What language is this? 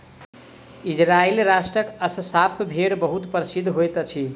Maithili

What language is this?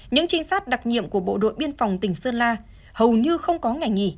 Vietnamese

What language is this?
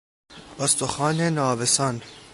Persian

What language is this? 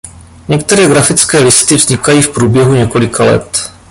Czech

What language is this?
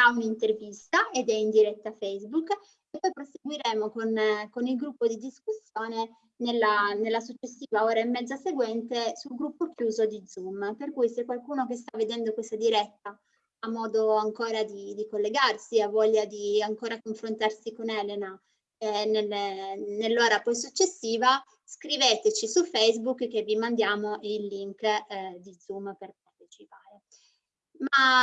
Italian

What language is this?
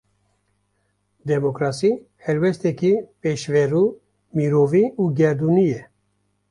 Kurdish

